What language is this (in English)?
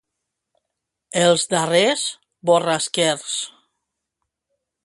Catalan